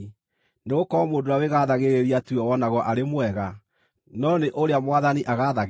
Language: Kikuyu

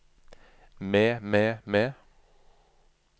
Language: Norwegian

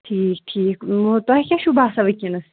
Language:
Kashmiri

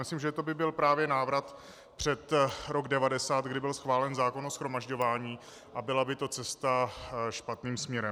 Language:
Czech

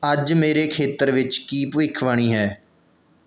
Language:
Punjabi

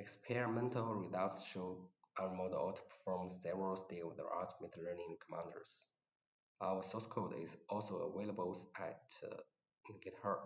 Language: English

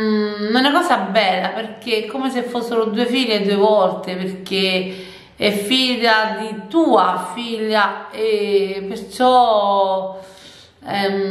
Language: Italian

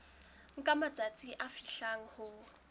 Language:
Southern Sotho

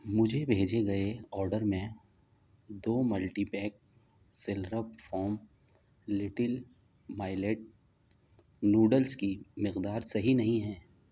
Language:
Urdu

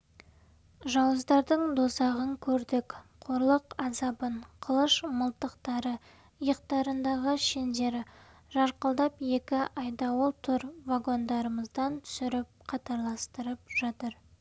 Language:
Kazakh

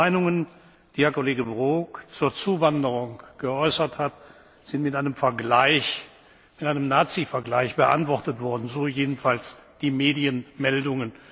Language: German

